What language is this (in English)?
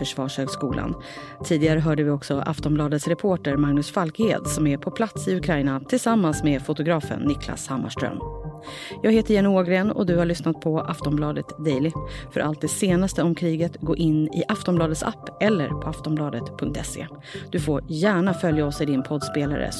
Swedish